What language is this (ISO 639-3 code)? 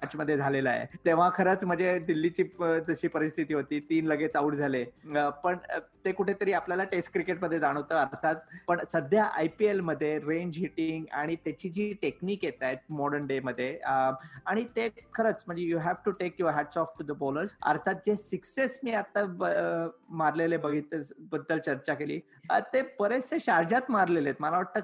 mar